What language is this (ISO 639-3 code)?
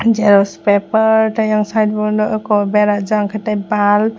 trp